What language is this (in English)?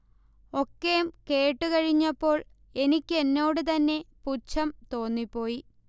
Malayalam